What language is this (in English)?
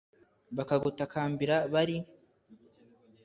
Kinyarwanda